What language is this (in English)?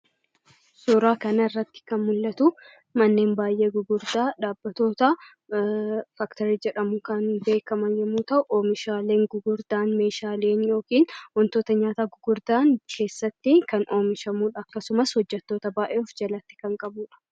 Oromo